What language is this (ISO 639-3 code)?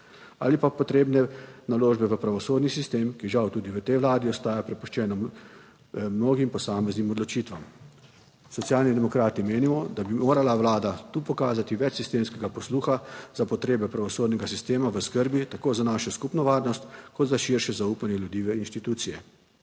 slv